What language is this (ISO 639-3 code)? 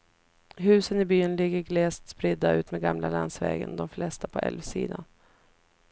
swe